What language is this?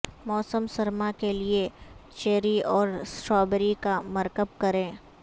Urdu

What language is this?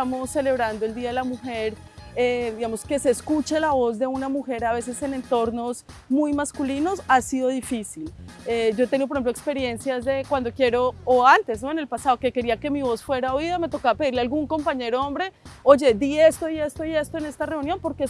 Spanish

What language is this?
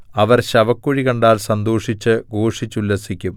Malayalam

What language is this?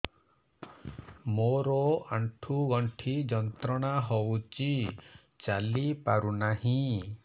Odia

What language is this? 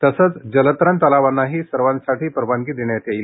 Marathi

